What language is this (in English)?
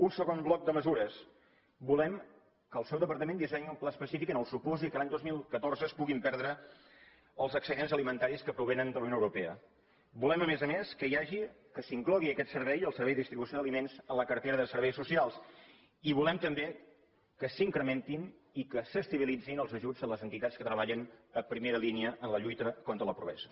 Catalan